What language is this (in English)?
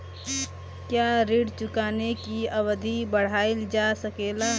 Bhojpuri